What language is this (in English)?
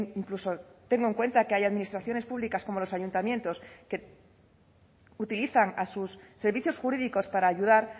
Spanish